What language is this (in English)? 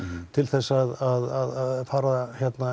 Icelandic